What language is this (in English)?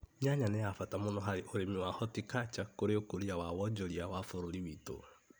Kikuyu